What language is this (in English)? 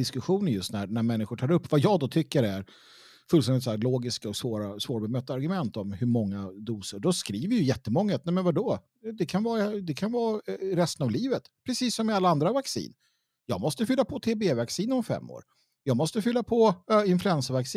Swedish